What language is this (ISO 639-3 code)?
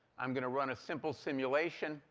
eng